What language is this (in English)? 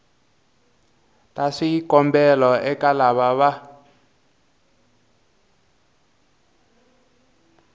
Tsonga